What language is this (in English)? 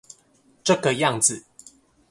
Chinese